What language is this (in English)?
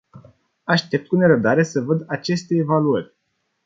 Romanian